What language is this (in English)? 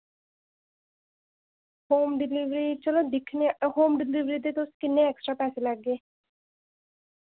Dogri